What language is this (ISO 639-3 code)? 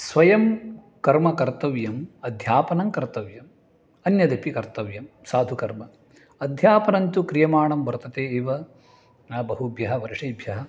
san